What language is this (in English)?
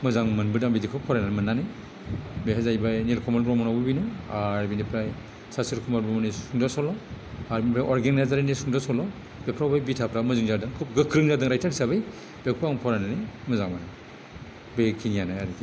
Bodo